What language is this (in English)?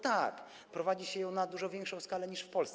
Polish